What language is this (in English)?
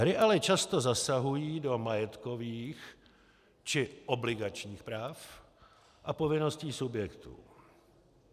Czech